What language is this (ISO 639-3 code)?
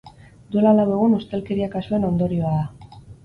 eus